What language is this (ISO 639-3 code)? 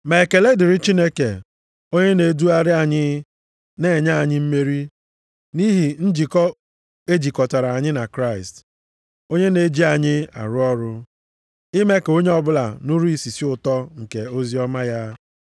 ibo